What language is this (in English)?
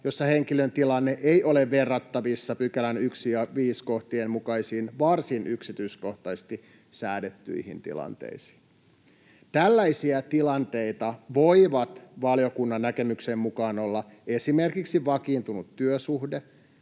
Finnish